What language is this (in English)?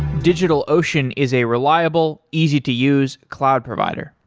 English